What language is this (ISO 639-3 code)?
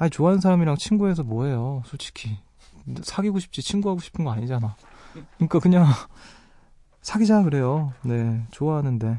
kor